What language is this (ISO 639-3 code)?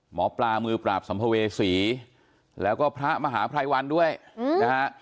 tha